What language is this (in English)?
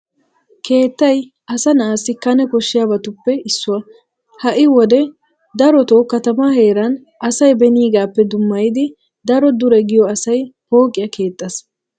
Wolaytta